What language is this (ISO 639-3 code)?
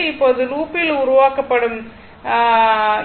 tam